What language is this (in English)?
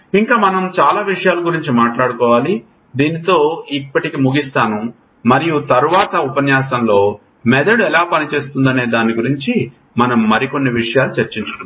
Telugu